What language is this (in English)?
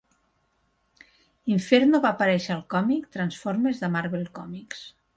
Catalan